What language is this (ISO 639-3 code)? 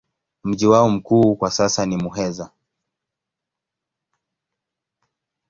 swa